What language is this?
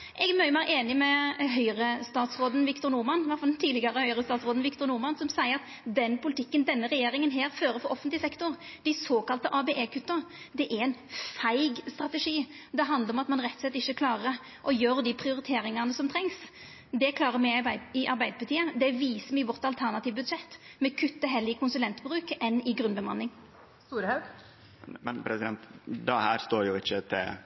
Norwegian Nynorsk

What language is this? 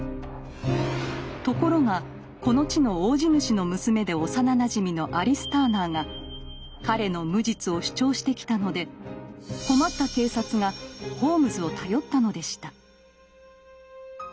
Japanese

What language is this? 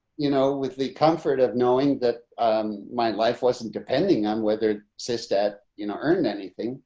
English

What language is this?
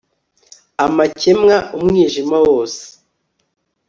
Kinyarwanda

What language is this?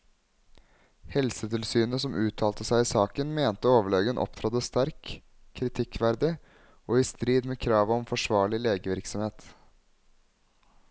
Norwegian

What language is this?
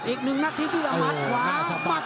Thai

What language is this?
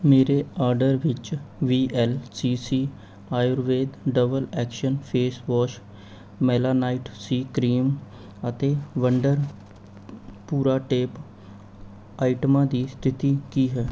Punjabi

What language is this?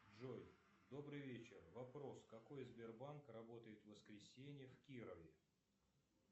Russian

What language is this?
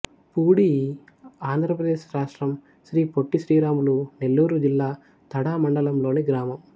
Telugu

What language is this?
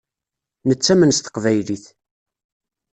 Kabyle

